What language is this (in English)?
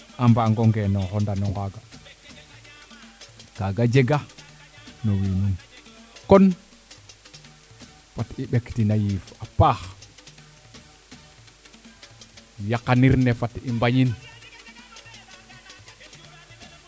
Serer